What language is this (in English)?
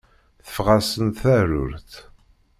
Kabyle